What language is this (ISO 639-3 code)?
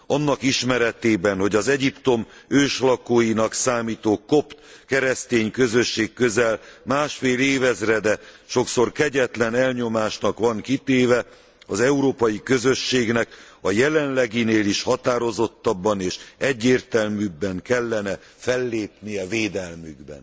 hun